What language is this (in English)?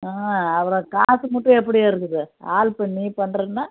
Tamil